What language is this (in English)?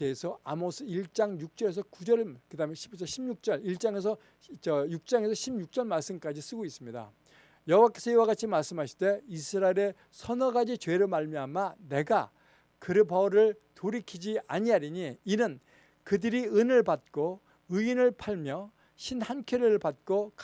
Korean